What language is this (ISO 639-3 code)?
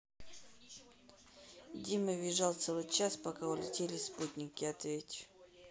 rus